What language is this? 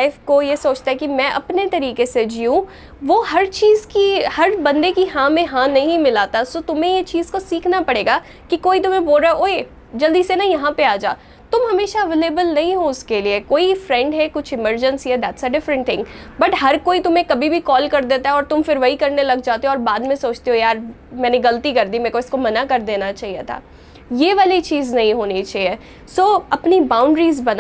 Hindi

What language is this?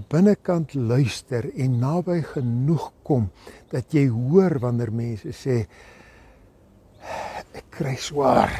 Dutch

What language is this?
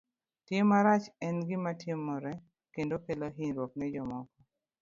Luo (Kenya and Tanzania)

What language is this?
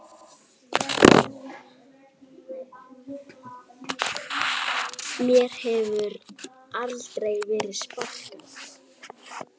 Icelandic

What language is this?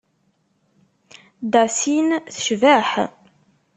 Kabyle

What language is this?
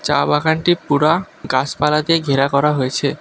Bangla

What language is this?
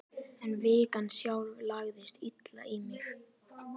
Icelandic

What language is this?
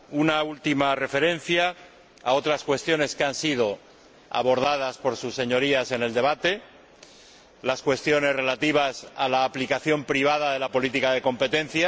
Spanish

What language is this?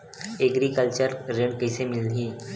Chhattisgarhi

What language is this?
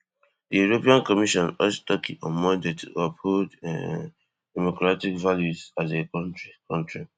Nigerian Pidgin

